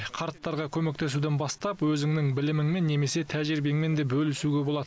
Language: Kazakh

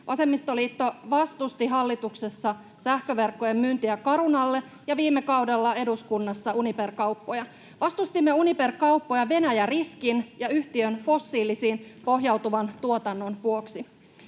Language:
Finnish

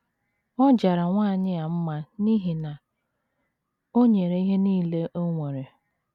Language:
Igbo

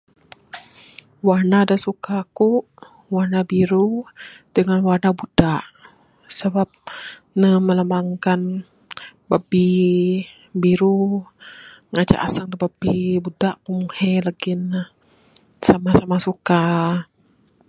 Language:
Bukar-Sadung Bidayuh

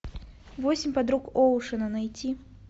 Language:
Russian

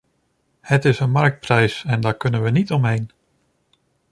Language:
Dutch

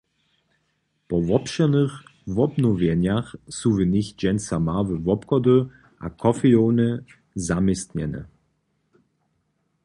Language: Upper Sorbian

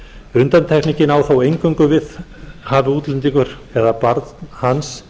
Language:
Icelandic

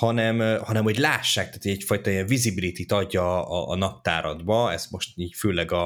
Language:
Hungarian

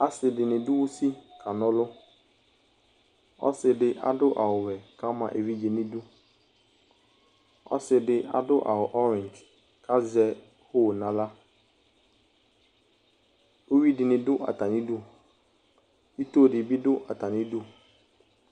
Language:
Ikposo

